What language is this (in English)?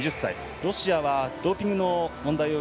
Japanese